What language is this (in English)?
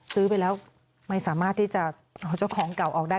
Thai